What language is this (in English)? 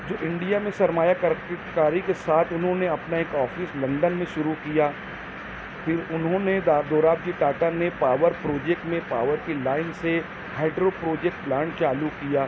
Urdu